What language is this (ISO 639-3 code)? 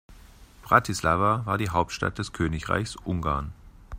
deu